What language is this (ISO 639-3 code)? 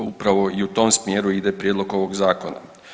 hrv